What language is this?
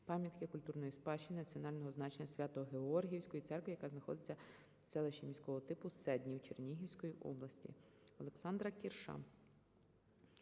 Ukrainian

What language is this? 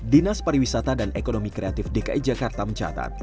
Indonesian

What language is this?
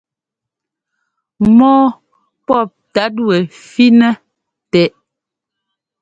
Ngomba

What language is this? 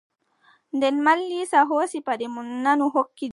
Adamawa Fulfulde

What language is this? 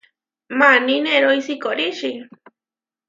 Huarijio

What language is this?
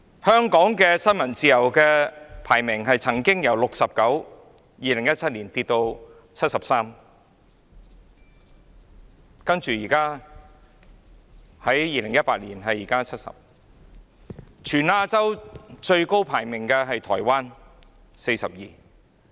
Cantonese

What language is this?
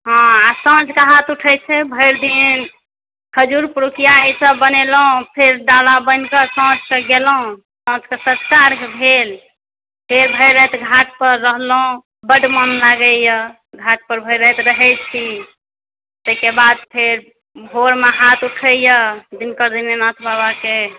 Maithili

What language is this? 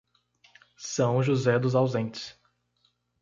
Portuguese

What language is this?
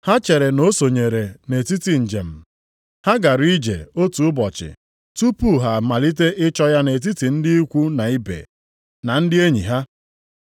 Igbo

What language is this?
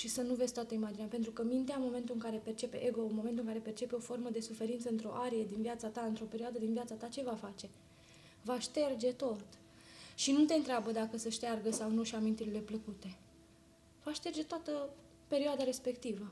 Romanian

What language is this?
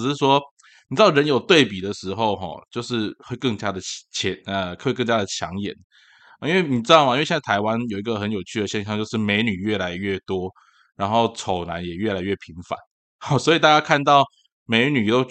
Chinese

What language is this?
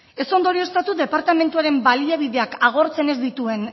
Basque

